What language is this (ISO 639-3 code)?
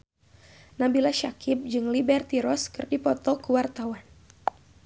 sun